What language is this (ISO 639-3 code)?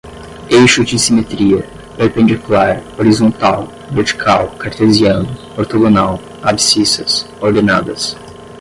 por